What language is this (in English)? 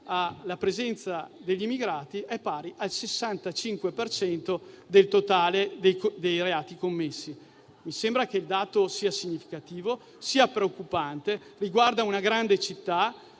Italian